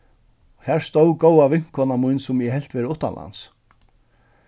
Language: Faroese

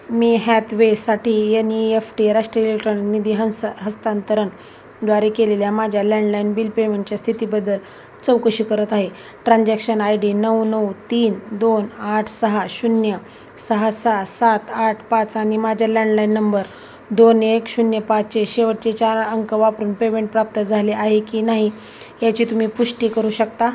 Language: Marathi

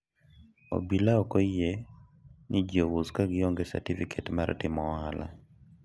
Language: Luo (Kenya and Tanzania)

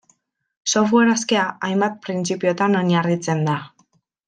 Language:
Basque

